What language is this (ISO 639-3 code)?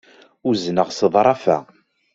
kab